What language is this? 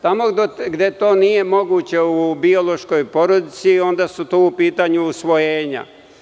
Serbian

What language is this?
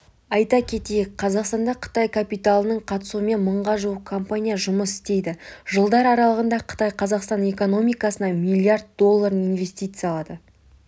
Kazakh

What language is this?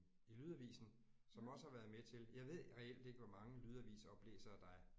Danish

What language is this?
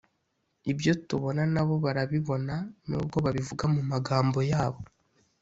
Kinyarwanda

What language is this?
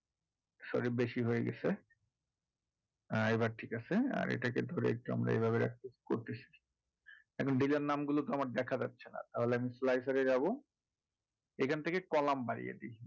Bangla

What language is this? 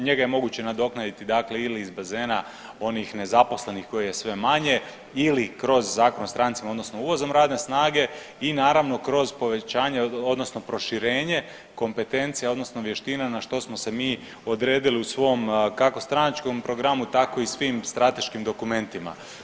Croatian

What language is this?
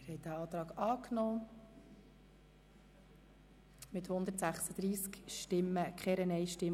Swiss German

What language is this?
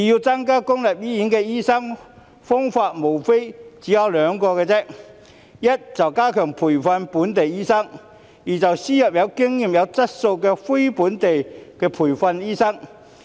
Cantonese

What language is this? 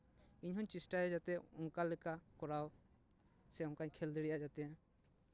Santali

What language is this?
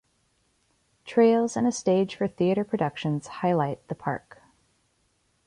English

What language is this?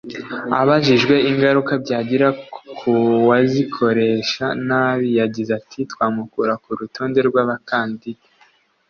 Kinyarwanda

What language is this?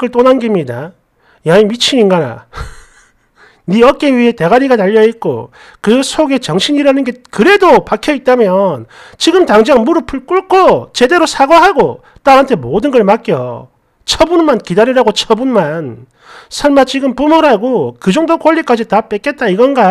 Korean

